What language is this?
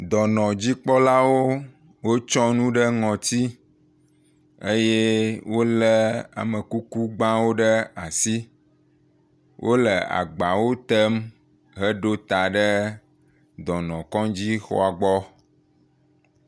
Ewe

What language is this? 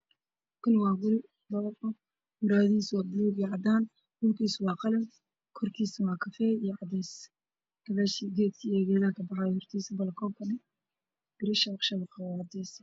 Somali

